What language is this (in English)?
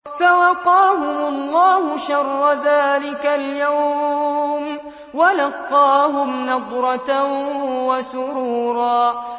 Arabic